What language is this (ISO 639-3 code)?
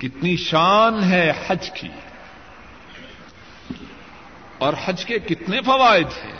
urd